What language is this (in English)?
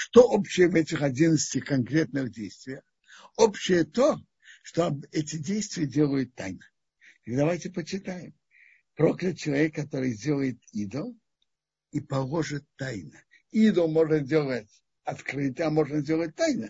Russian